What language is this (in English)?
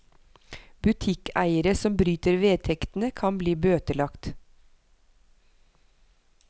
Norwegian